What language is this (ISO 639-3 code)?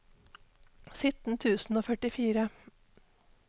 nor